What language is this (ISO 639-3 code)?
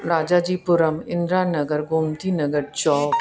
snd